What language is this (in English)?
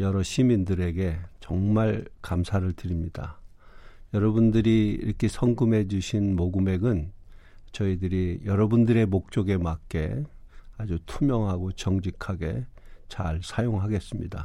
Korean